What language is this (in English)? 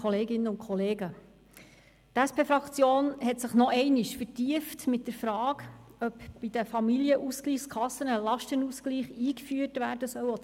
Swiss German